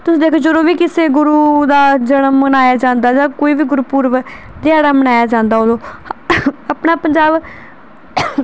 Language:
Punjabi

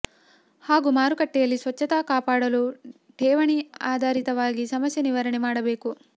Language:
Kannada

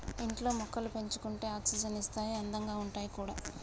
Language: Telugu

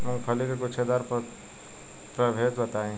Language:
Bhojpuri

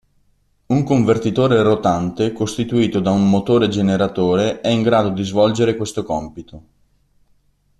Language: Italian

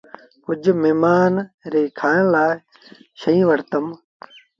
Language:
Sindhi Bhil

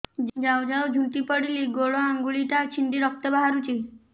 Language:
Odia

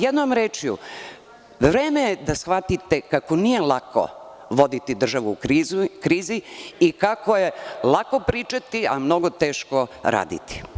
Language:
Serbian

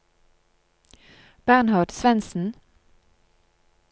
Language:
Norwegian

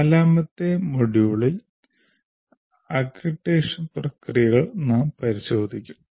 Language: Malayalam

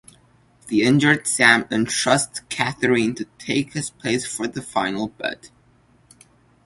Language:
English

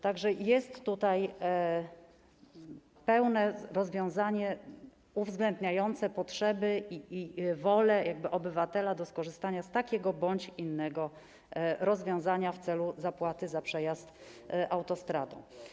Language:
Polish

